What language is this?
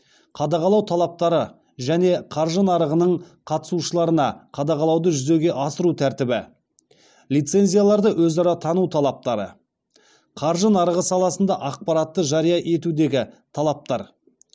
Kazakh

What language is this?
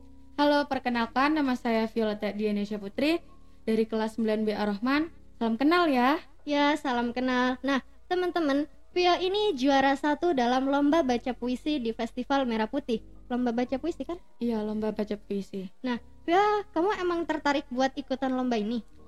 Indonesian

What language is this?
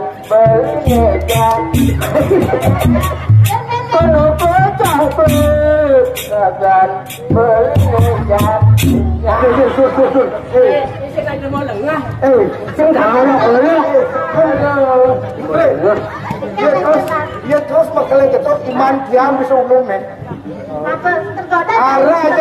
Indonesian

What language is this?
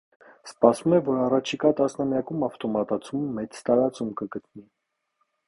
Armenian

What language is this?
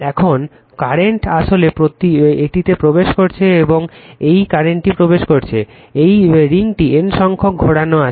Bangla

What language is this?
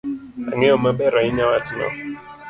Luo (Kenya and Tanzania)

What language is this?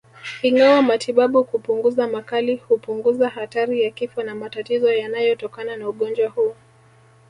Swahili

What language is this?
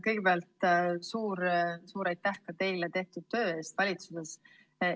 Estonian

